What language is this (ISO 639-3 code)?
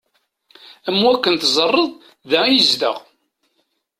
kab